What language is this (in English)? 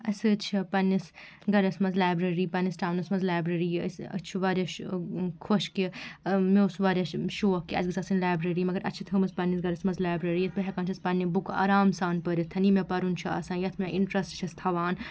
Kashmiri